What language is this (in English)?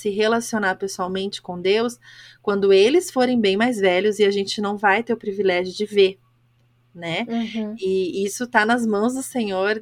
Portuguese